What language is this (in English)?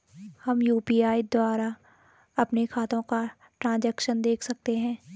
Hindi